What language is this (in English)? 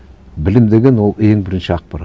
Kazakh